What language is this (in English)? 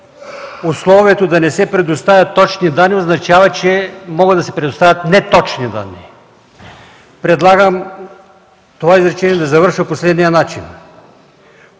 Bulgarian